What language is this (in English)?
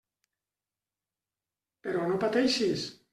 Catalan